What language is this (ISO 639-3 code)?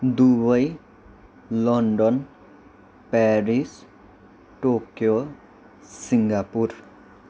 nep